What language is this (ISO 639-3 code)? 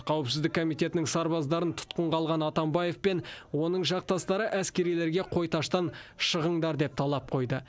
kaz